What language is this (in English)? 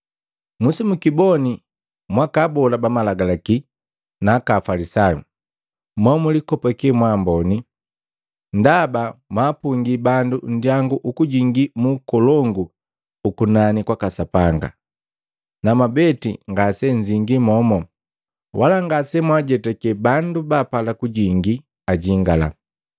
Matengo